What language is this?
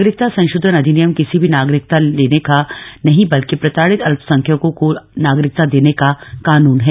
Hindi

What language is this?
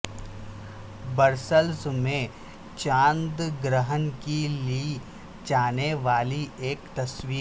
Urdu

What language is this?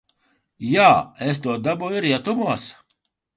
Latvian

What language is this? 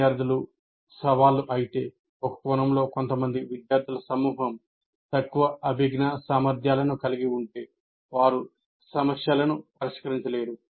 Telugu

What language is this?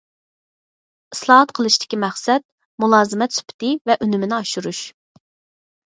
Uyghur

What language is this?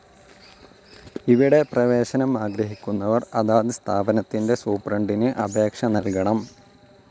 Malayalam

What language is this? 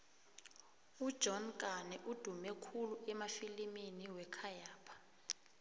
South Ndebele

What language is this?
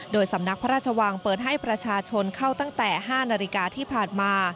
Thai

